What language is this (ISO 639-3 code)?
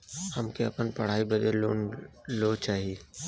bho